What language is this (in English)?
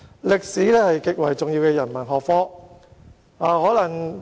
Cantonese